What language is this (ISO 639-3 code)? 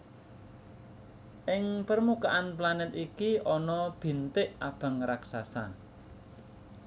jav